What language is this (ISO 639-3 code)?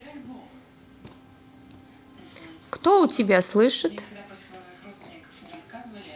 rus